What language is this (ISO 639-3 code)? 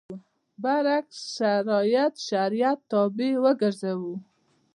pus